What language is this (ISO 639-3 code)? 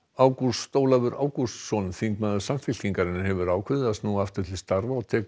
isl